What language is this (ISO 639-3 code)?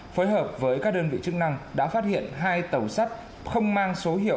vie